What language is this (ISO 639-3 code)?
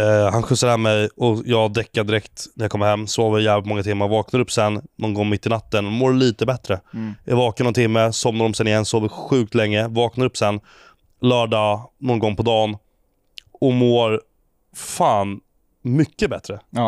swe